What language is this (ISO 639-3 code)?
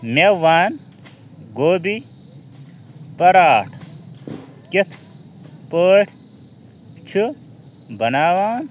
kas